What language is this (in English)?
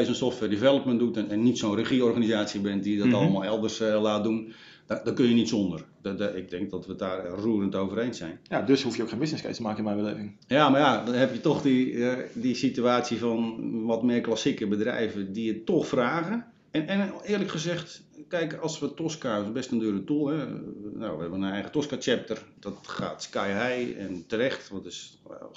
Dutch